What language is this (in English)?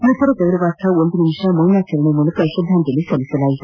Kannada